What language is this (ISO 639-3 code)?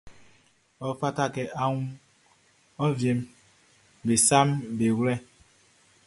bci